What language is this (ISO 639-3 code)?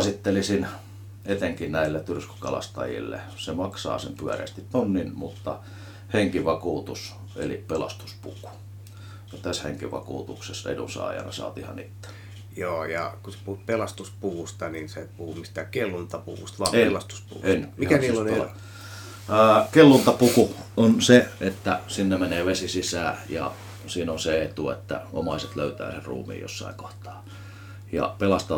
fin